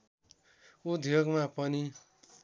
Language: Nepali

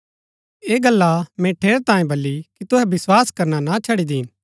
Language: Gaddi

